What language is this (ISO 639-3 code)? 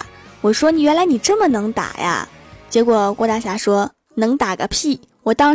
zho